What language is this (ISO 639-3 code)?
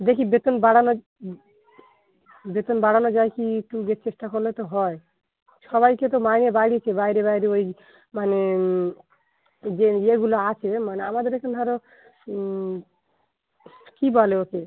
ben